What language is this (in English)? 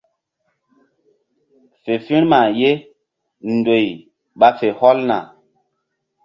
Mbum